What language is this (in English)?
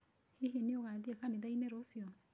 Kikuyu